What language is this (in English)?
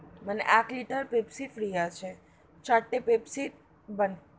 Bangla